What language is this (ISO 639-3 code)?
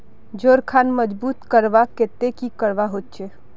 mag